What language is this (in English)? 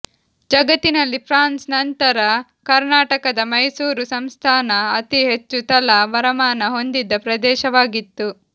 Kannada